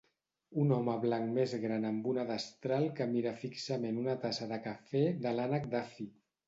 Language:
Catalan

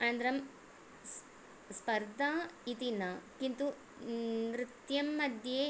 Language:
Sanskrit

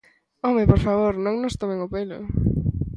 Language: Galician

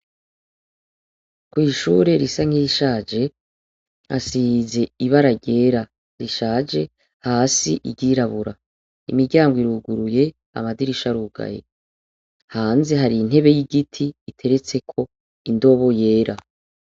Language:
Rundi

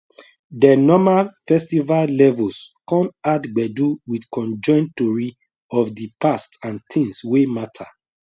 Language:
Nigerian Pidgin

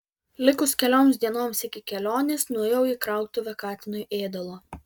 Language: Lithuanian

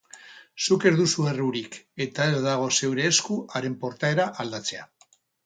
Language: Basque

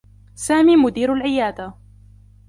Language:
Arabic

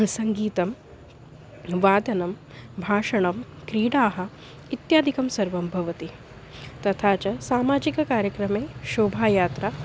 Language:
Sanskrit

